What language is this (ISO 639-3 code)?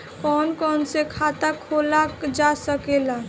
bho